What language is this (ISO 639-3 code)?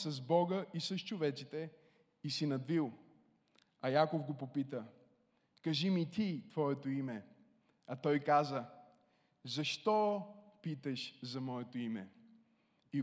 bul